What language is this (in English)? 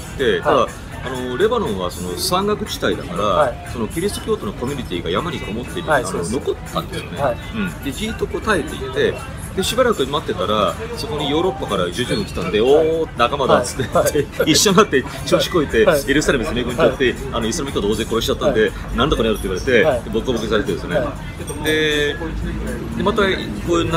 Japanese